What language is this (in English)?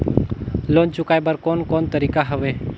Chhattisgarhi